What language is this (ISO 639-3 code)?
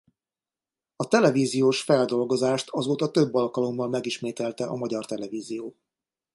hun